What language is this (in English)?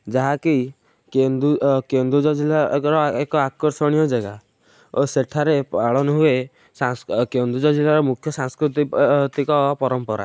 Odia